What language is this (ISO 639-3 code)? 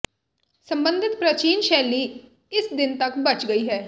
pan